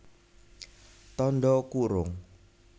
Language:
Javanese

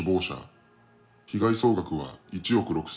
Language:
Japanese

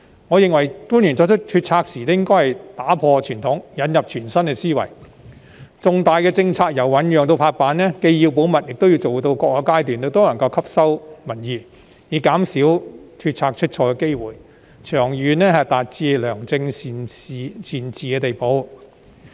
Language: Cantonese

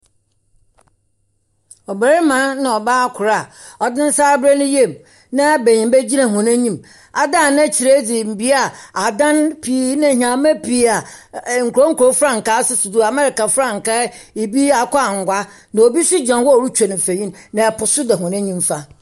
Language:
Akan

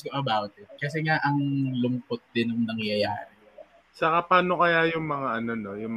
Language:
Filipino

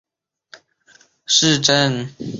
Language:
Chinese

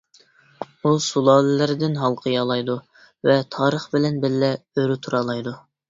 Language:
Uyghur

